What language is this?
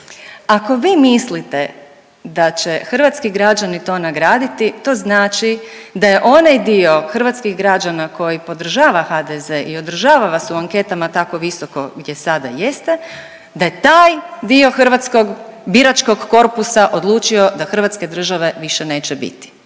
Croatian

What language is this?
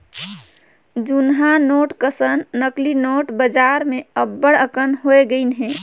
Chhattisgarhi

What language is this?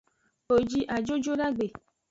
Aja (Benin)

